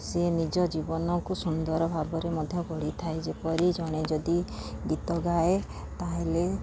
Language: Odia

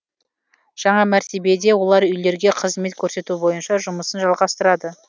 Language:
Kazakh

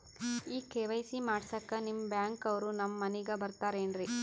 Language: Kannada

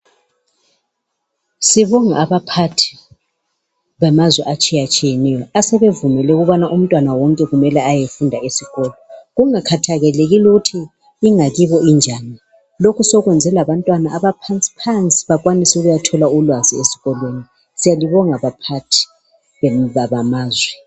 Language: North Ndebele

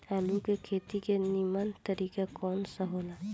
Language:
Bhojpuri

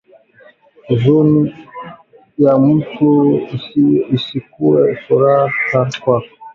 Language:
Swahili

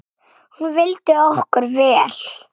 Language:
Icelandic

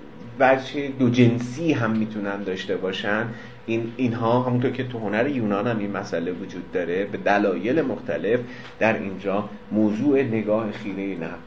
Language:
Persian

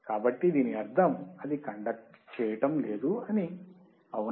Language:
Telugu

